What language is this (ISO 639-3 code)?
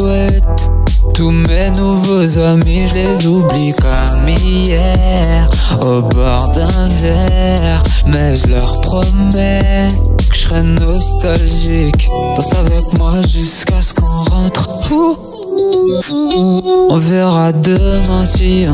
fra